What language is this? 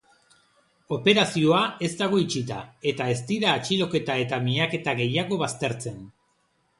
Basque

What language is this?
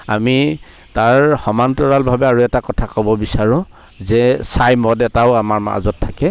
Assamese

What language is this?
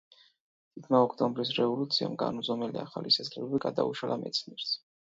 Georgian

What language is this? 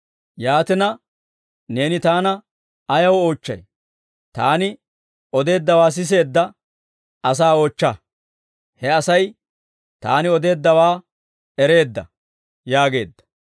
Dawro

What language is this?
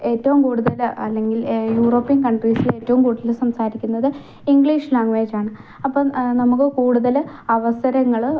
Malayalam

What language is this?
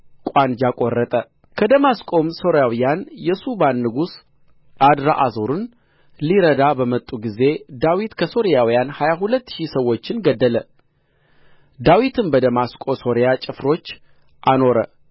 Amharic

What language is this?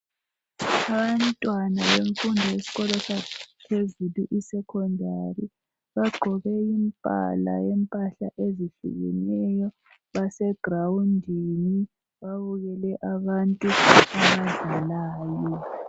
North Ndebele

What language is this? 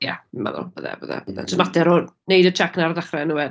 Welsh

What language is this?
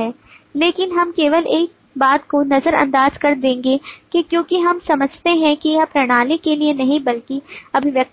Hindi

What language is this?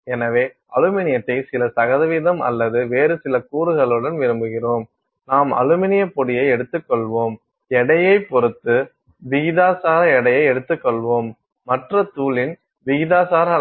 Tamil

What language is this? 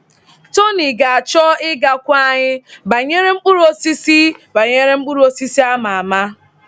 Igbo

